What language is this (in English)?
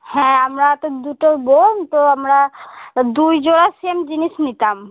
Bangla